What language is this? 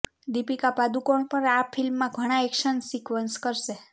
Gujarati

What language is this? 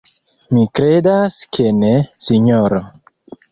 Esperanto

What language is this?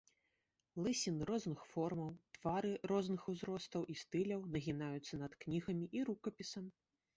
Belarusian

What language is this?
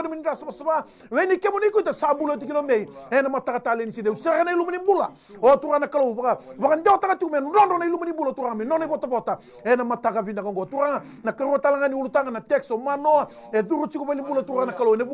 French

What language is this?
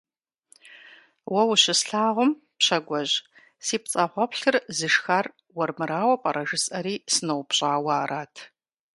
Kabardian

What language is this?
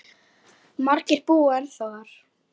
Icelandic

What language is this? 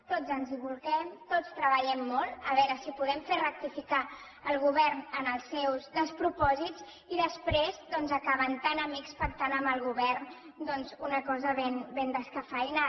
Catalan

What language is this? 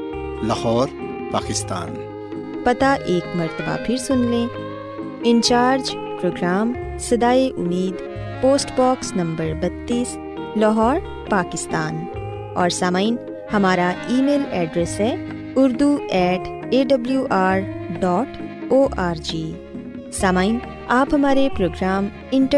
Urdu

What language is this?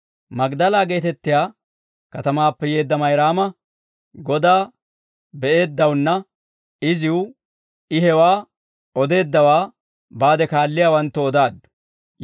Dawro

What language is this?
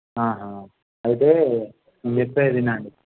Telugu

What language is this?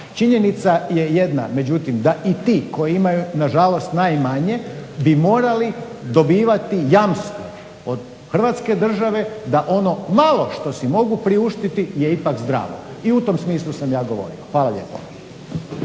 Croatian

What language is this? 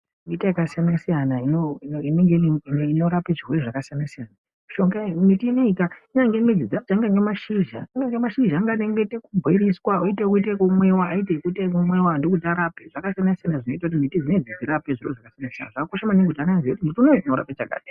Ndau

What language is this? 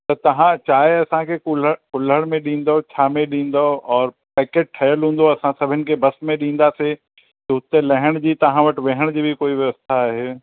Sindhi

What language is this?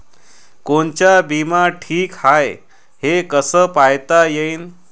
Marathi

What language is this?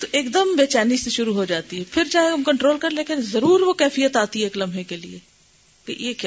Urdu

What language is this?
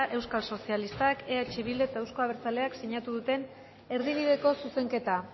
Basque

